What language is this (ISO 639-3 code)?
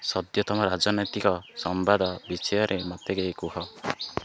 ori